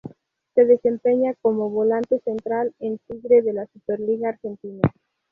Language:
Spanish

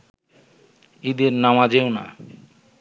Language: Bangla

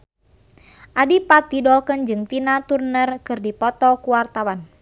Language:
Sundanese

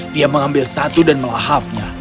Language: Indonesian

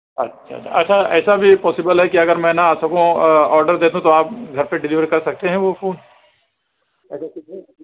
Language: Urdu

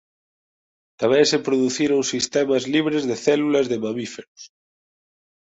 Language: Galician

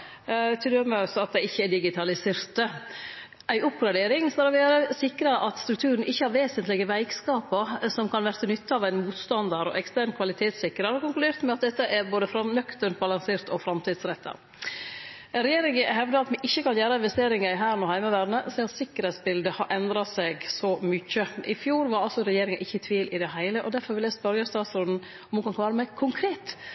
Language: Norwegian Nynorsk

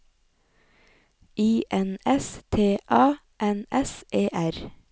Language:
Norwegian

